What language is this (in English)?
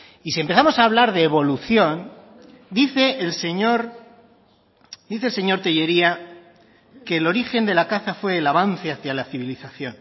Spanish